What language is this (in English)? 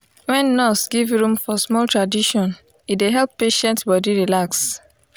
Nigerian Pidgin